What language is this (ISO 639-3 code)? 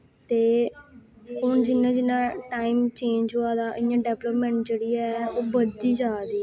doi